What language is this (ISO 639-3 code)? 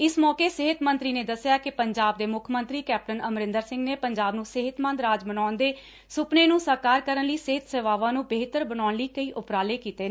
pan